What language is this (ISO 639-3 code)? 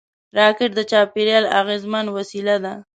pus